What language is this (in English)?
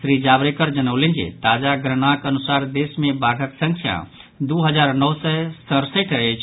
Maithili